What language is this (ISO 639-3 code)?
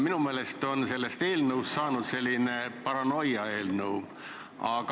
est